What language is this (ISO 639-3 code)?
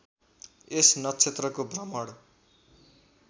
nep